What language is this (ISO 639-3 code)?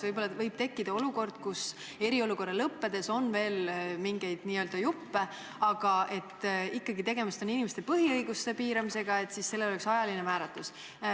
est